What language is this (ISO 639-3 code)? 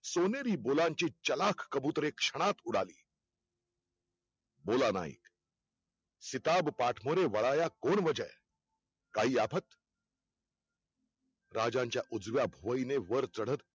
mar